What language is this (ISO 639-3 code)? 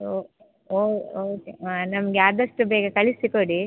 kan